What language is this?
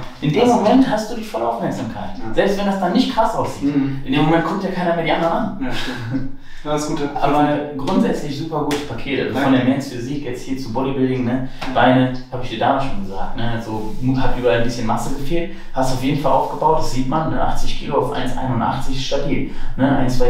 German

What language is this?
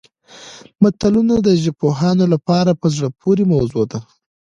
Pashto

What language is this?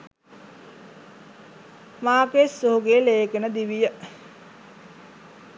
Sinhala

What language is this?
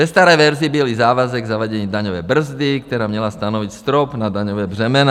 Czech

